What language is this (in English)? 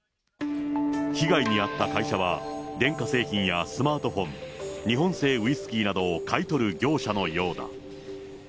Japanese